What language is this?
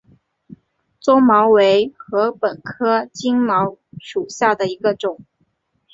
Chinese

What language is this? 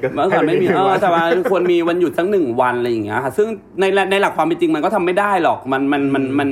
Thai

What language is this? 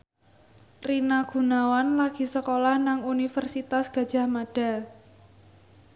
Javanese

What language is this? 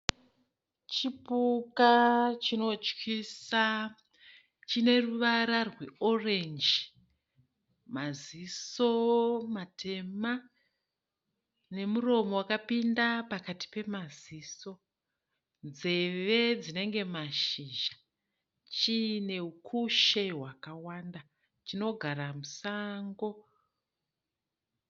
Shona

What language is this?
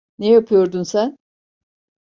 Turkish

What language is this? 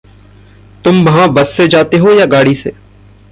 Hindi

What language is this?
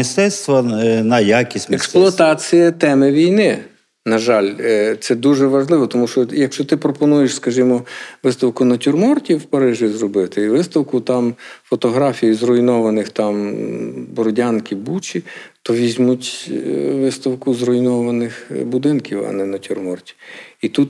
Ukrainian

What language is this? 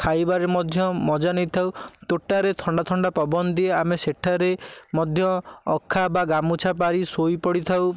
Odia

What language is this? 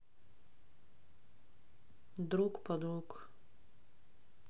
Russian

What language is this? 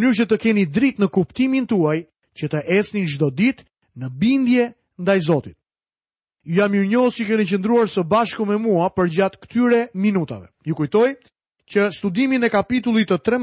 Croatian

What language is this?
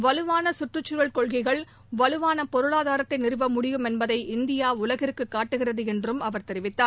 Tamil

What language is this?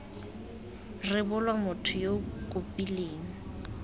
Tswana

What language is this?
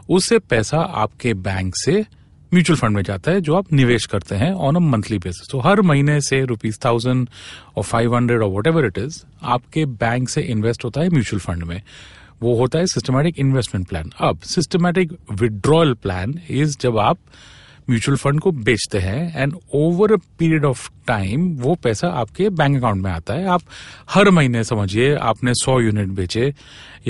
Hindi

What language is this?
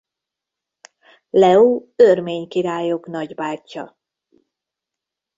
Hungarian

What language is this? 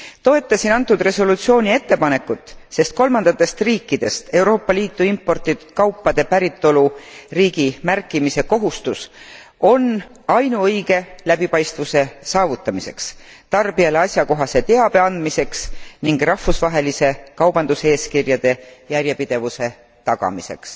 Estonian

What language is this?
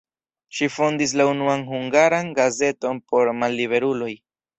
Esperanto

